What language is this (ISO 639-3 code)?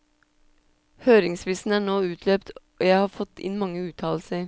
nor